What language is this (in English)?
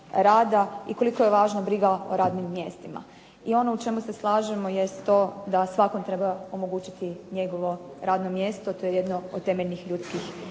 Croatian